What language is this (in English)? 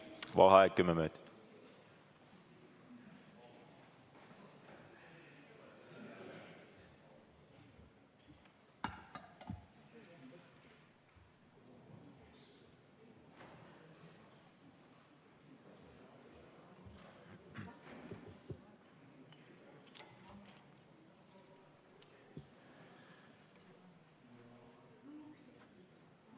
Estonian